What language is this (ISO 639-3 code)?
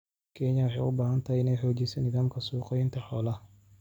som